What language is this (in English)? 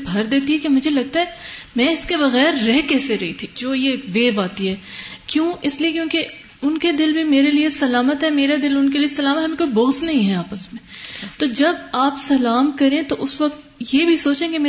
Urdu